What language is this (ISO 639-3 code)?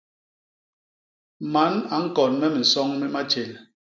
bas